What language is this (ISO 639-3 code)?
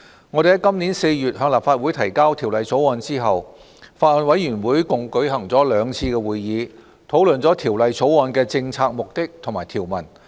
yue